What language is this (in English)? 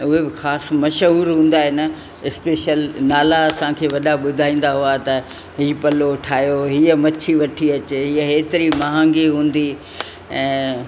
Sindhi